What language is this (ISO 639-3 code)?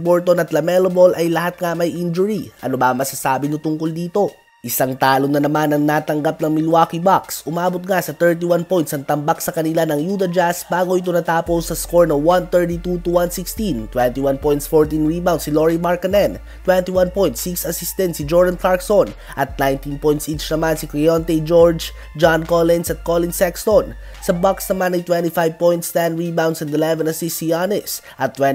fil